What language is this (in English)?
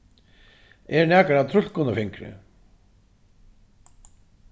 Faroese